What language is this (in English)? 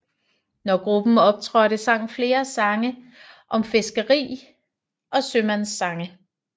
Danish